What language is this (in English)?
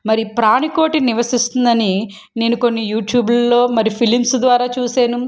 Telugu